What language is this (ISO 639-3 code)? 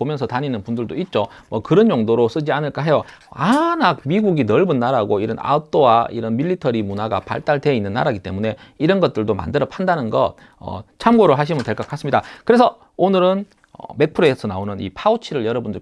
kor